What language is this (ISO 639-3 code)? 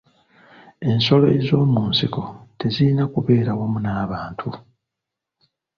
lug